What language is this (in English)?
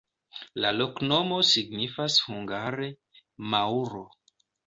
Esperanto